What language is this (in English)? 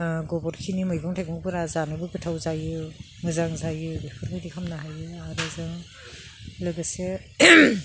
Bodo